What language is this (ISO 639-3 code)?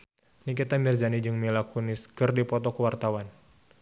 sun